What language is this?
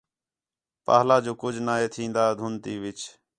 Khetrani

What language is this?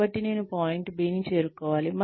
Telugu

